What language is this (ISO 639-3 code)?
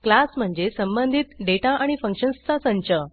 mar